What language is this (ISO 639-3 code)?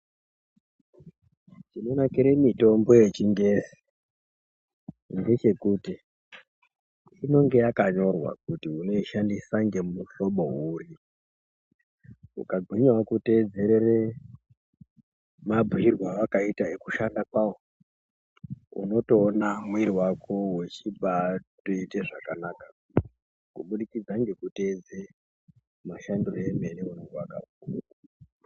ndc